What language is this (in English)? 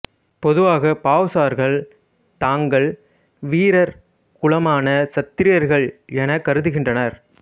Tamil